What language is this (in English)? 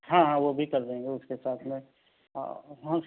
Urdu